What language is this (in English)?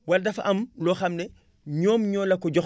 Wolof